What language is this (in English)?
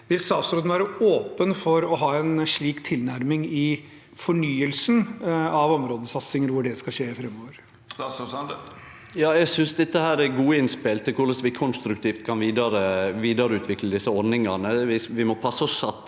Norwegian